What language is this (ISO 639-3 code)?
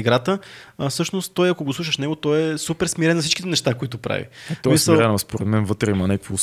bul